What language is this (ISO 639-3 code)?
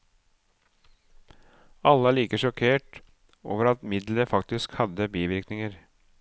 nor